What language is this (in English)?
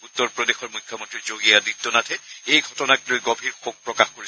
Assamese